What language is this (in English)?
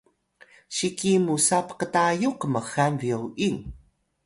Atayal